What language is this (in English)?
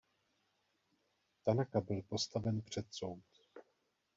Czech